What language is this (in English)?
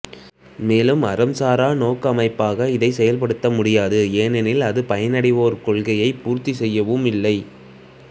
Tamil